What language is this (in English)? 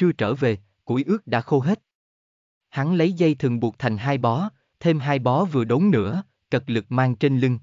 Vietnamese